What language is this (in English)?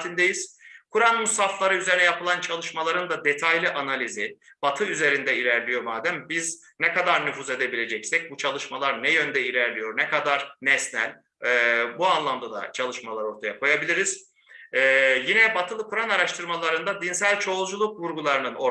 Turkish